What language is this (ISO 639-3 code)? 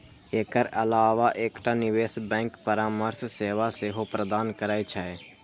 mai